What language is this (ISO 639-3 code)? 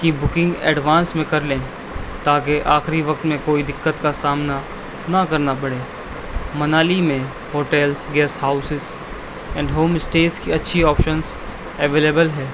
urd